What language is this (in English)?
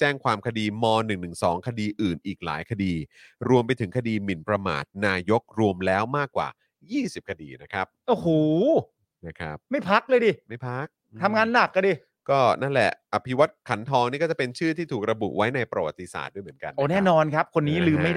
Thai